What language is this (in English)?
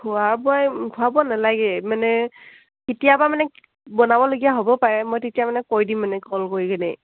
Assamese